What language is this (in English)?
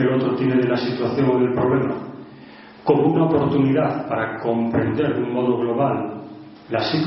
Spanish